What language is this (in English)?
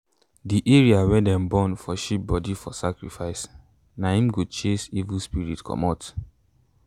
Nigerian Pidgin